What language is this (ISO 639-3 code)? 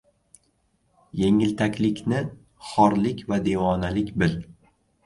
uzb